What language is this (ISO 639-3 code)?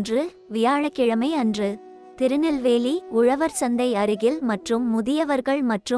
rus